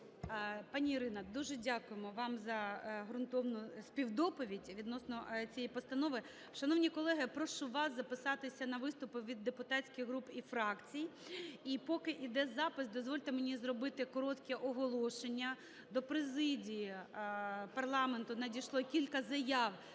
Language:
Ukrainian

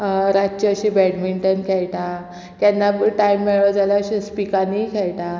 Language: Konkani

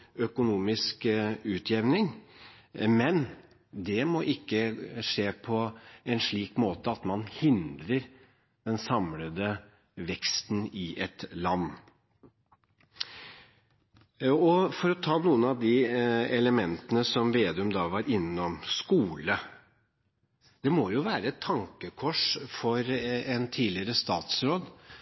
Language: Norwegian Bokmål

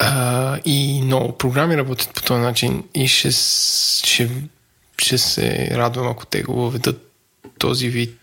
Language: Bulgarian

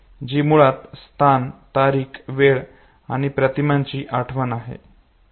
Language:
Marathi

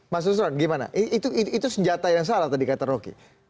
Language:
Indonesian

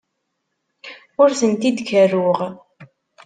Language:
Kabyle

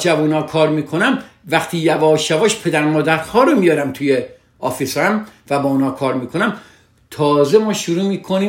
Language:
Persian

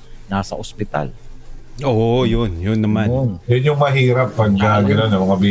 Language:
Filipino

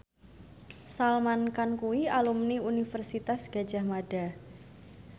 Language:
Javanese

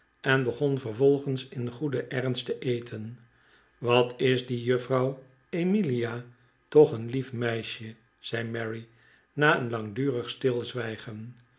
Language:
Dutch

